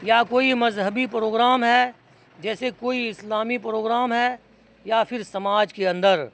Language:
Urdu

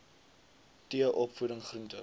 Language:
Afrikaans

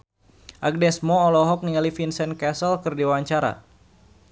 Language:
Sundanese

